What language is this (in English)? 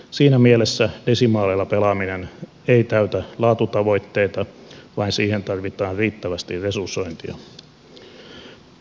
Finnish